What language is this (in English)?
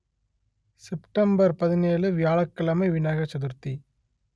Tamil